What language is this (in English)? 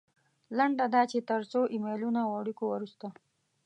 Pashto